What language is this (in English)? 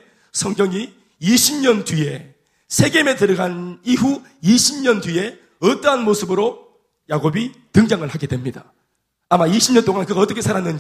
Korean